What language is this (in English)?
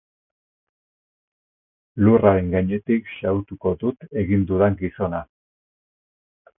Basque